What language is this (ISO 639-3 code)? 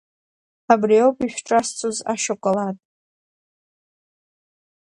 abk